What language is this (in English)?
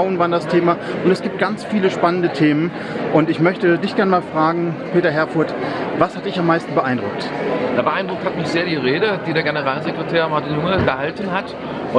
German